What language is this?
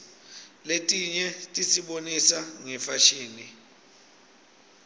Swati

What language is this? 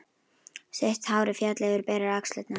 Icelandic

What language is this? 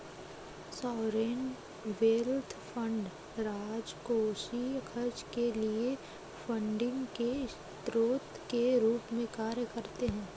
Hindi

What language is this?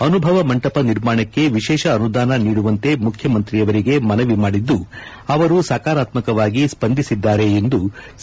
Kannada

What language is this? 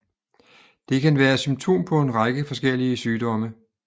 Danish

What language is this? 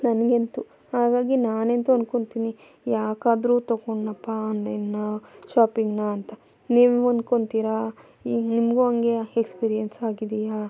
Kannada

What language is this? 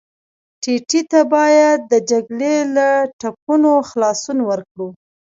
Pashto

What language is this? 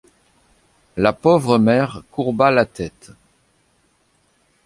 French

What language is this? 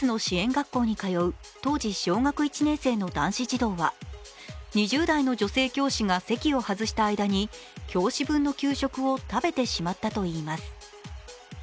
Japanese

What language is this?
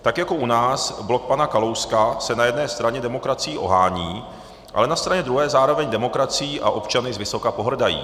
Czech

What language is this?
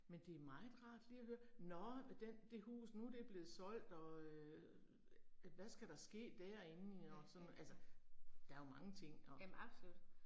Danish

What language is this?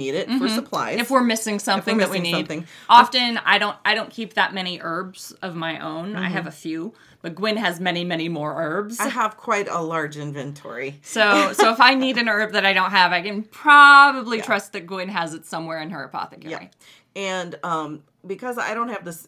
English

